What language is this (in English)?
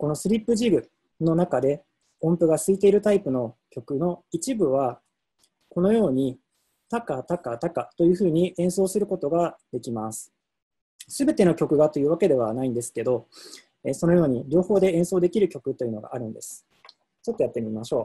Japanese